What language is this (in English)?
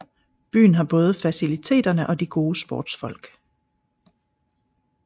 Danish